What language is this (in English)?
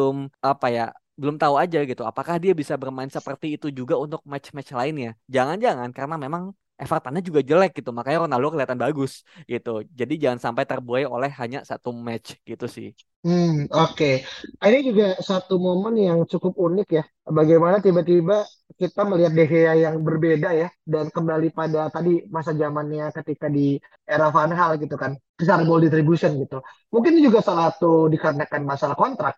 Indonesian